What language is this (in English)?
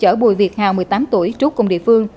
Vietnamese